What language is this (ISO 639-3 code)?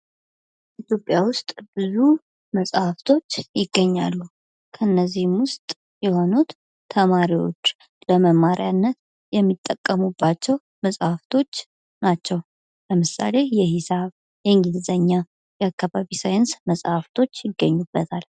amh